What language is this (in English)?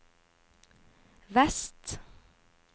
Norwegian